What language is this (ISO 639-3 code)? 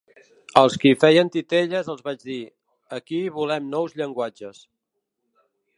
cat